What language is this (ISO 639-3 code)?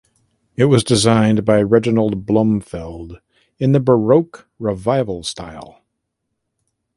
eng